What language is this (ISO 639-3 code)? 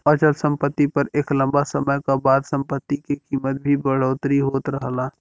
bho